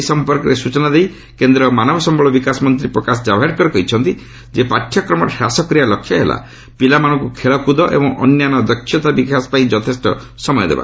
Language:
Odia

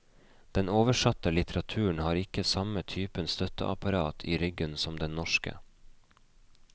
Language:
Norwegian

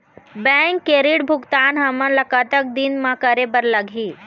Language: Chhattisgarhi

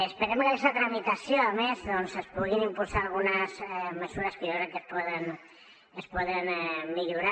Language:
Catalan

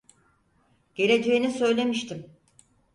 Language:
Turkish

